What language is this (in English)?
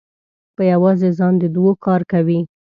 Pashto